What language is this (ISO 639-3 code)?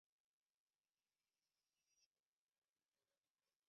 zho